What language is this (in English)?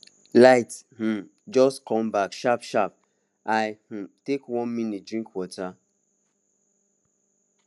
Nigerian Pidgin